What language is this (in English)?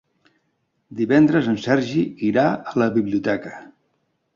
Catalan